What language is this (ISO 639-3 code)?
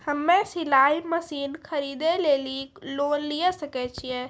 mai